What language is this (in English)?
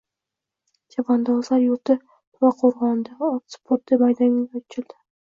Uzbek